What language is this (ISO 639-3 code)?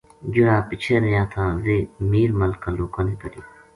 gju